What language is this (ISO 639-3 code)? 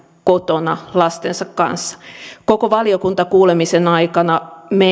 fin